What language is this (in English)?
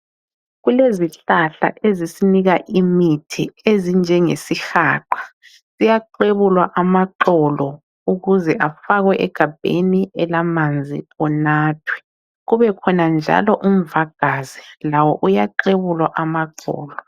North Ndebele